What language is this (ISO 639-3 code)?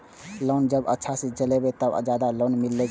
mai